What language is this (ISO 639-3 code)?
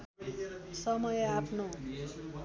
nep